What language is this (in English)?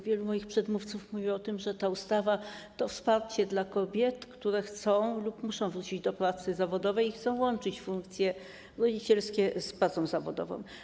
Polish